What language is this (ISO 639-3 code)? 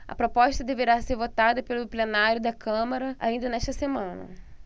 por